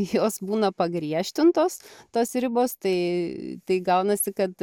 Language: Lithuanian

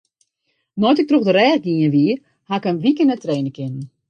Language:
Western Frisian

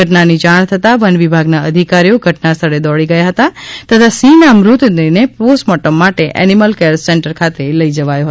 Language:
Gujarati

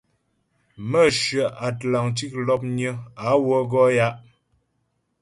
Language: Ghomala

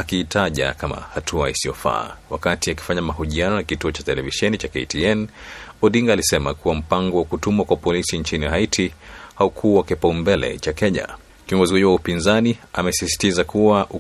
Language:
Swahili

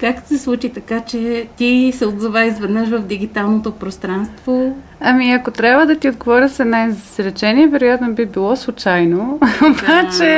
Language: Bulgarian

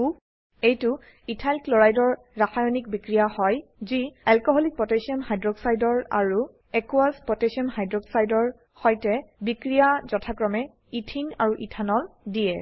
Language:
Assamese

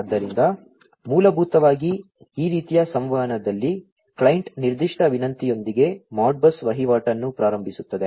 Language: Kannada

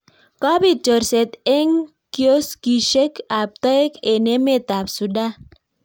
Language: Kalenjin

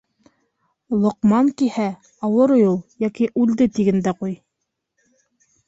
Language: Bashkir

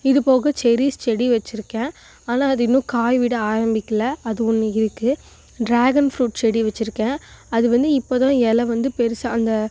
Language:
Tamil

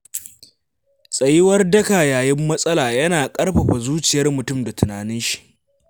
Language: Hausa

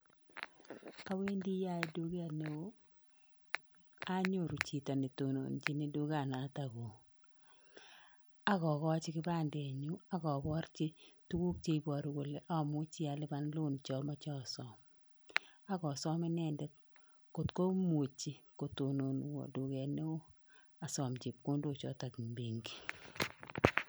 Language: Kalenjin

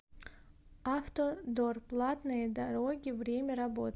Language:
Russian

